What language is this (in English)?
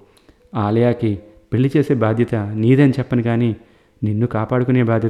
Telugu